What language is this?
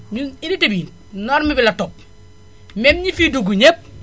Wolof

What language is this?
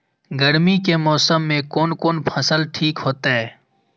Maithili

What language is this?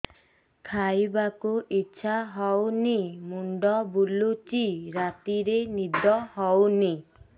Odia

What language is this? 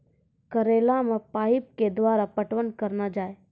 Maithili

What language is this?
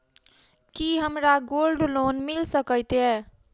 Maithili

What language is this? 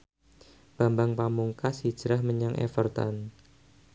Javanese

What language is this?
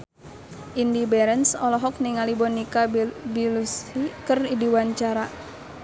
Sundanese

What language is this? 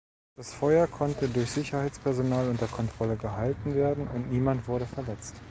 German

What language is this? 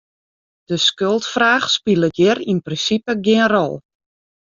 Western Frisian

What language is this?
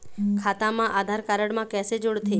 Chhattisgarhi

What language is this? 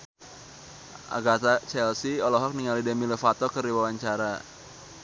Sundanese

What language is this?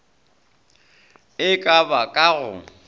Northern Sotho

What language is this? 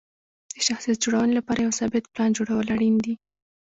Pashto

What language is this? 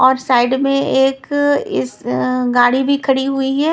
Hindi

